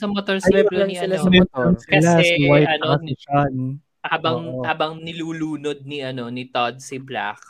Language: Filipino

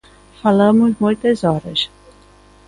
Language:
Galician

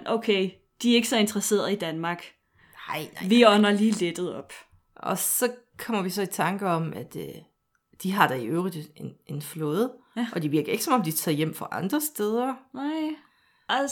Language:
Danish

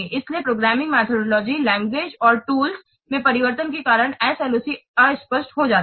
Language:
Hindi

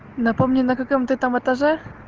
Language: Russian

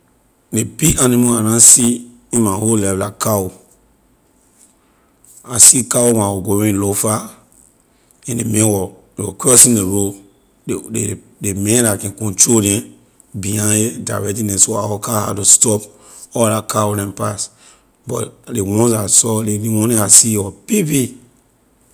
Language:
Liberian English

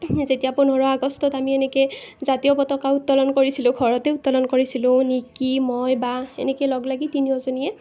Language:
Assamese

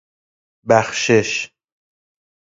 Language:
Persian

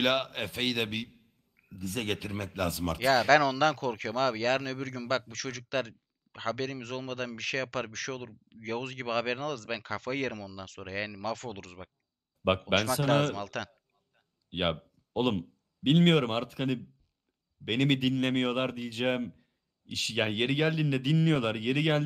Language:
Turkish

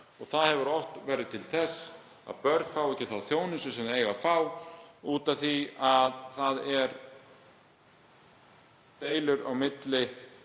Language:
Icelandic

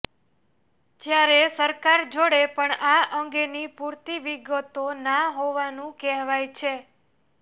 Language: Gujarati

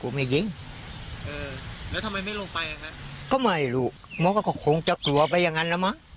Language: Thai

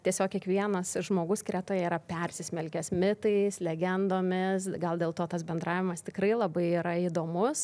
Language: Lithuanian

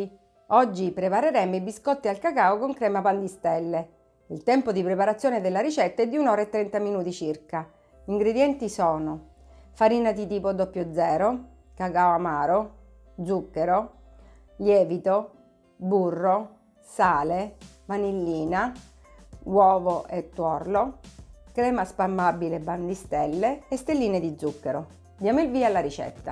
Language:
Italian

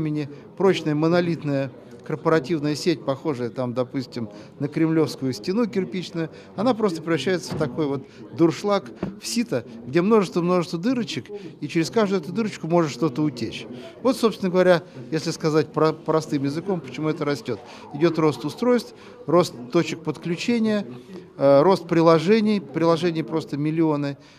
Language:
Russian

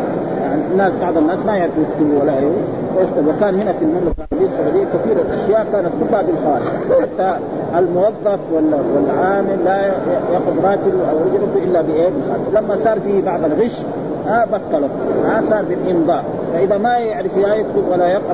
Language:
Arabic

